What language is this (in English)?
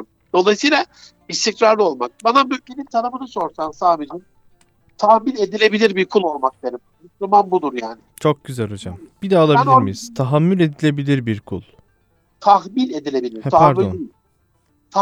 Turkish